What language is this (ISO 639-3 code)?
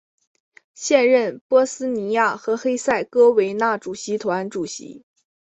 zho